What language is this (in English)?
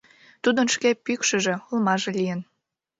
Mari